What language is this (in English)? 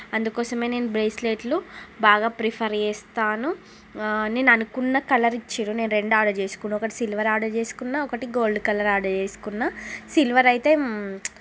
Telugu